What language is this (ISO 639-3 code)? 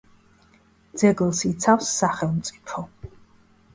kat